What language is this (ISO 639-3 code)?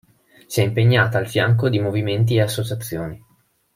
ita